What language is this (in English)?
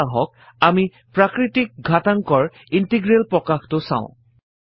Assamese